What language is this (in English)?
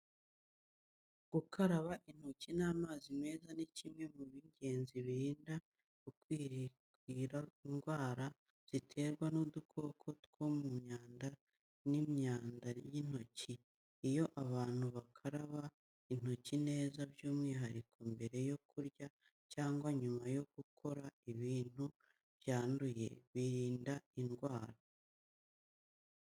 Kinyarwanda